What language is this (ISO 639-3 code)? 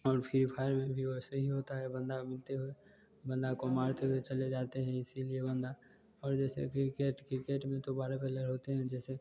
hin